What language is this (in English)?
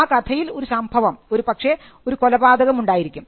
Malayalam